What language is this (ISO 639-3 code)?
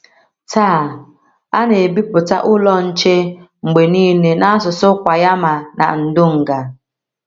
ibo